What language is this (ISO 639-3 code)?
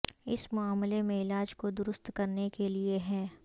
urd